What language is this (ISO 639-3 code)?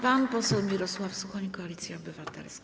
pol